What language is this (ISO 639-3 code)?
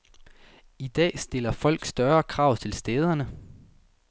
dan